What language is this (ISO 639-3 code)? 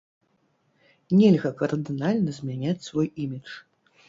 bel